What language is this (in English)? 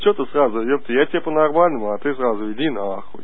Russian